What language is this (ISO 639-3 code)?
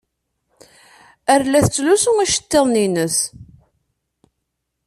kab